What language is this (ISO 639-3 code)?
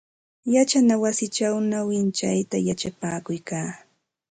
qxt